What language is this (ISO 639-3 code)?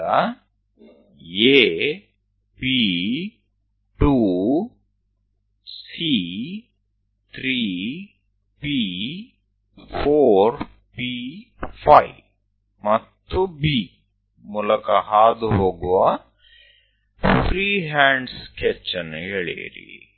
kan